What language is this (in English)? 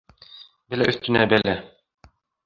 Bashkir